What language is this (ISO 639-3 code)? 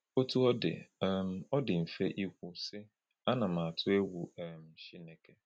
ibo